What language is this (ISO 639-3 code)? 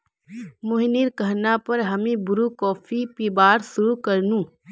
mag